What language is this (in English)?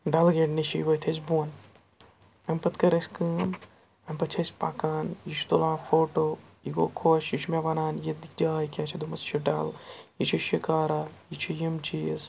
Kashmiri